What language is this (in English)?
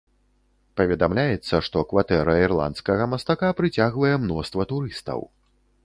Belarusian